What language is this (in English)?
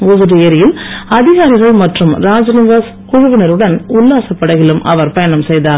Tamil